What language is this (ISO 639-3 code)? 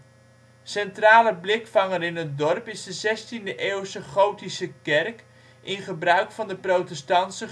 nld